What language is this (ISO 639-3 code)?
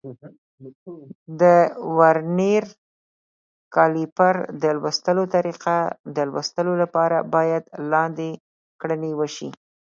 pus